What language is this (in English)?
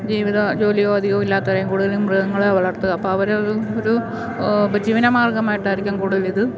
Malayalam